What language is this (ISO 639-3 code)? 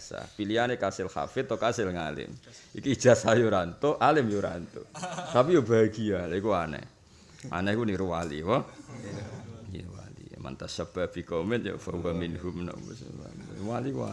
ind